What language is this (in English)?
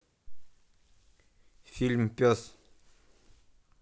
Russian